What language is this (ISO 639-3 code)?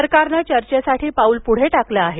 mar